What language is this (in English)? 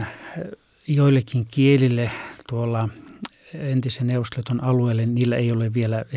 Finnish